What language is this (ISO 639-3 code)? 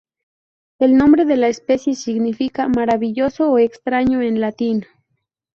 spa